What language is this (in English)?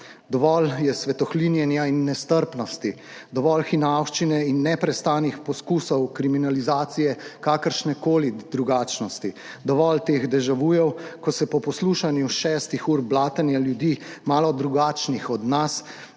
Slovenian